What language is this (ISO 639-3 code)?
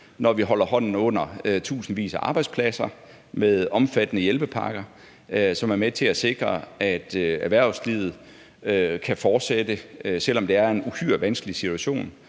dan